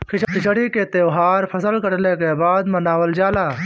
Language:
Bhojpuri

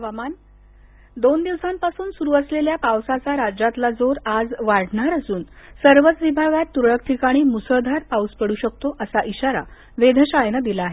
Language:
Marathi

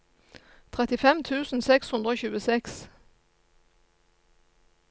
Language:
Norwegian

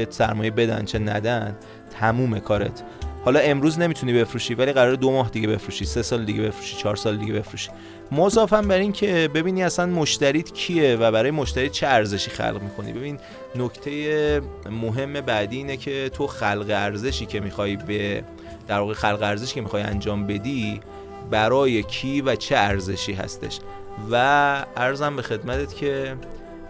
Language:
Persian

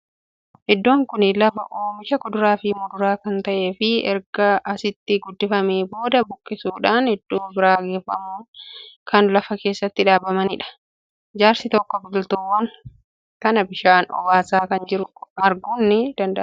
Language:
Oromo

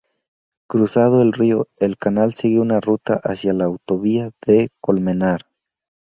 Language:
Spanish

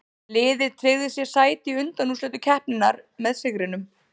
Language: Icelandic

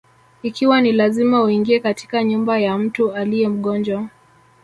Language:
Swahili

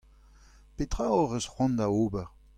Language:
Breton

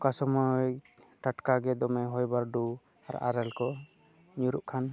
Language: Santali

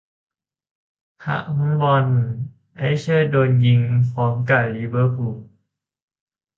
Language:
Thai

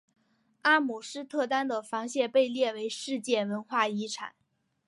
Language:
Chinese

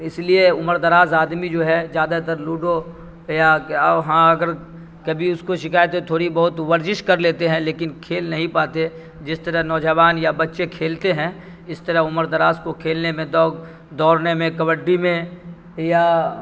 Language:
Urdu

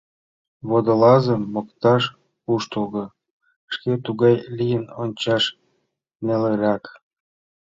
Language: Mari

